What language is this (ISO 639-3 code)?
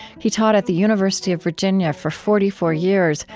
eng